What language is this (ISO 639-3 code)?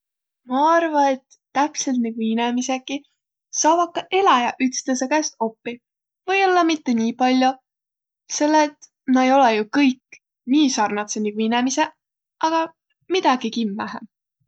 vro